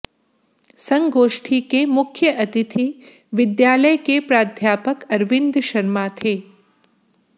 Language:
Hindi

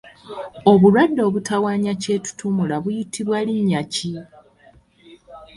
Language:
Ganda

